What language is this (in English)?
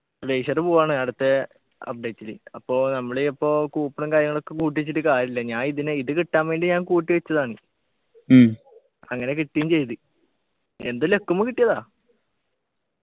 Malayalam